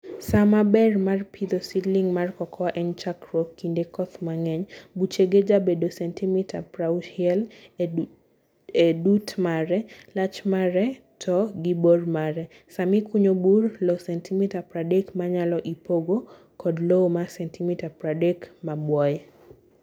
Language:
Luo (Kenya and Tanzania)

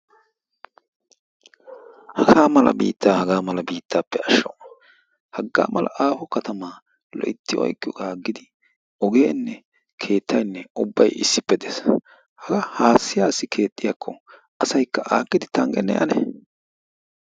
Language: Wolaytta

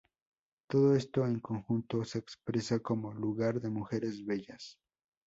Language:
Spanish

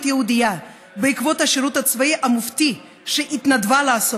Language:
Hebrew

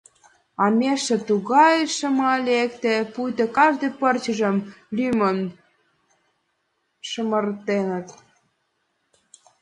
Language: Mari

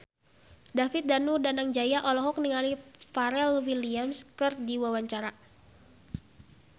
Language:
Sundanese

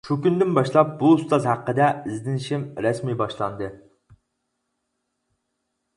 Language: Uyghur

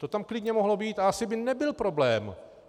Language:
Czech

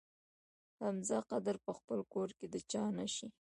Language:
Pashto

